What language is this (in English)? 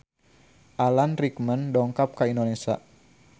Sundanese